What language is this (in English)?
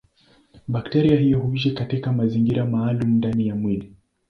Swahili